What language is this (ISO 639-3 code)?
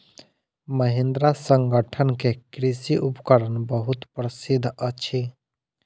mai